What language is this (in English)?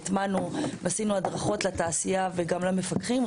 Hebrew